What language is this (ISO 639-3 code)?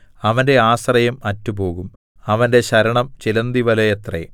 mal